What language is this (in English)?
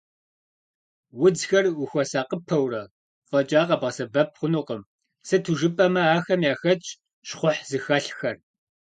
Kabardian